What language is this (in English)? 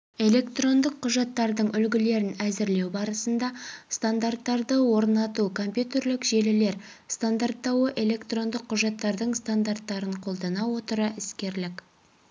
Kazakh